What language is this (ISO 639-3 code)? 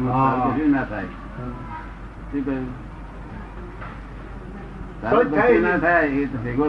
guj